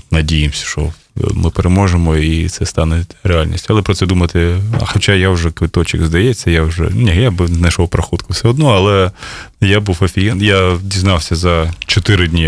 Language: Ukrainian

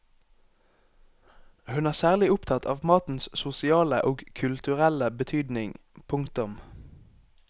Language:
Norwegian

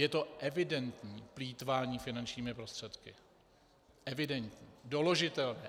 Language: Czech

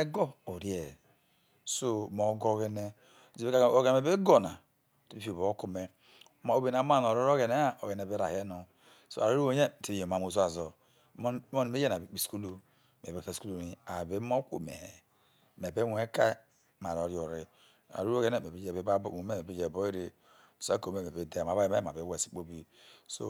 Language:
Isoko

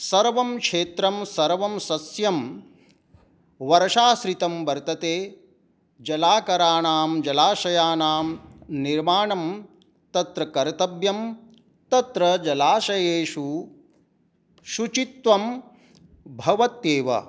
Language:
Sanskrit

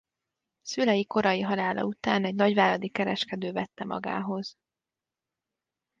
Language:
Hungarian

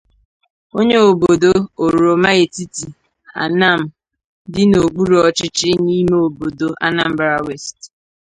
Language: Igbo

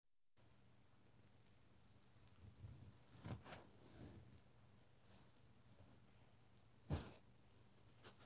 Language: Igbo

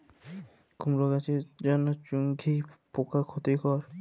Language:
Bangla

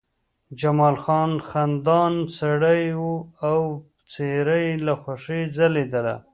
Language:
Pashto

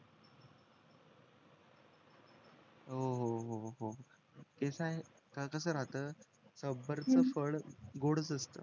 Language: Marathi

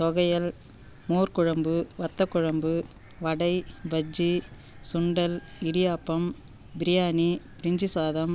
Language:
Tamil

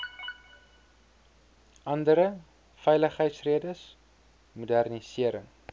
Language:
Afrikaans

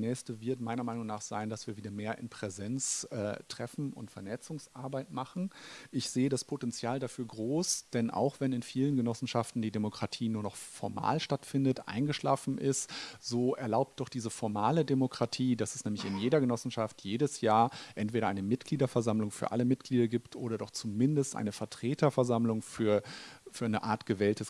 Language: German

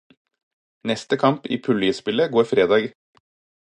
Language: Norwegian Bokmål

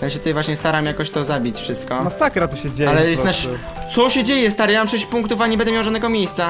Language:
Polish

